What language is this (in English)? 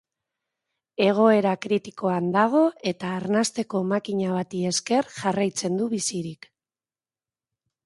Basque